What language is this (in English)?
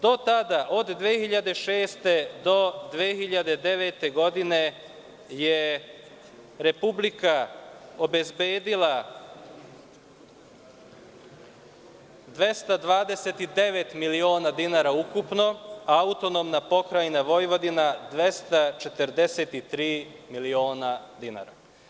Serbian